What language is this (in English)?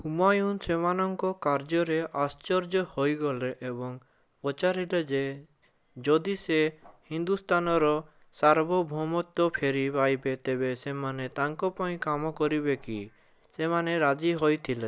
Odia